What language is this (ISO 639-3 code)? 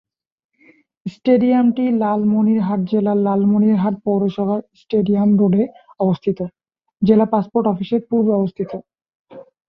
ben